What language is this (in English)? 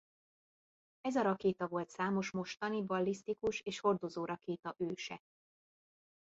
Hungarian